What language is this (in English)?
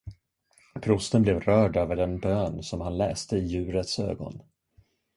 Swedish